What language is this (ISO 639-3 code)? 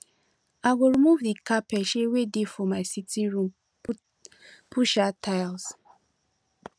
pcm